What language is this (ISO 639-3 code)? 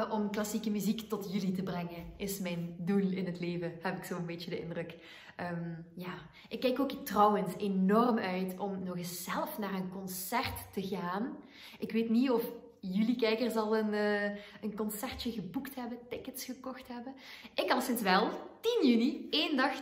nld